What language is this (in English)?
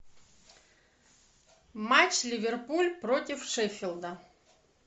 Russian